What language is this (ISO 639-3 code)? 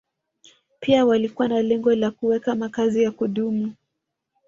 swa